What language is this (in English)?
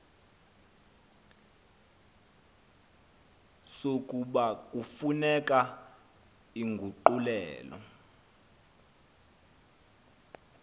Xhosa